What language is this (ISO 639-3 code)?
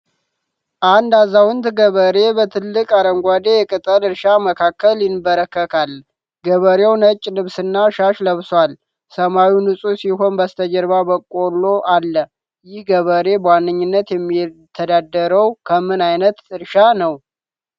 amh